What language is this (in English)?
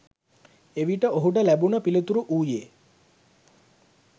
Sinhala